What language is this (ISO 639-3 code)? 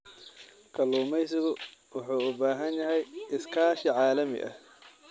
som